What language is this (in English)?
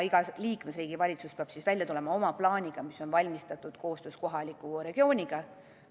Estonian